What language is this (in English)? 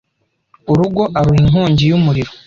Kinyarwanda